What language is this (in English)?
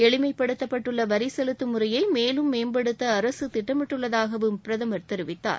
Tamil